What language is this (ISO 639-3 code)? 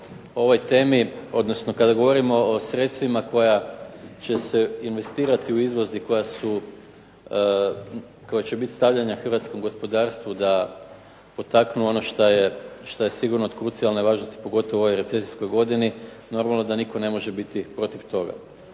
hrv